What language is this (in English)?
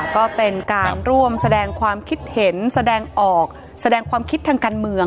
Thai